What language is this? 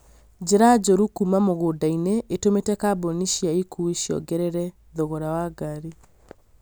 Kikuyu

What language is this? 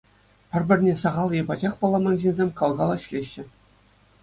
Chuvash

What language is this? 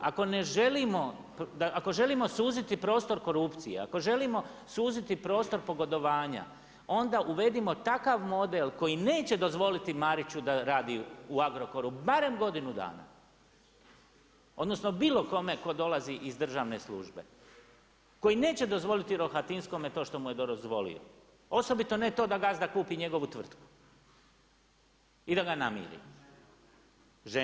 Croatian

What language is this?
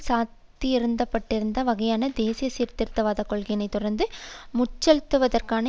Tamil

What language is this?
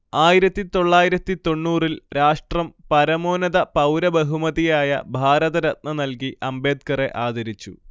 Malayalam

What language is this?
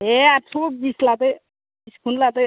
Bodo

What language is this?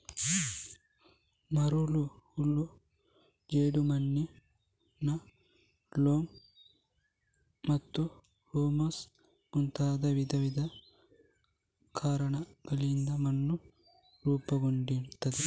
Kannada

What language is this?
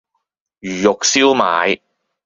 Cantonese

